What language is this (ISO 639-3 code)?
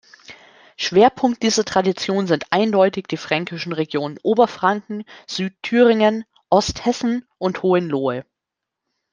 deu